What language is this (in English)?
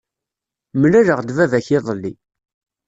Kabyle